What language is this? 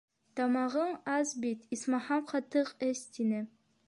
Bashkir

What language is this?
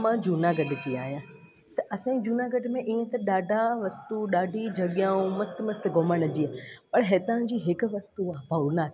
Sindhi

